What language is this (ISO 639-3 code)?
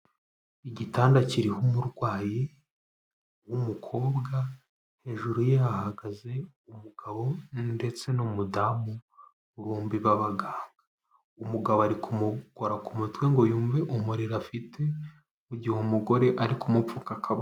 kin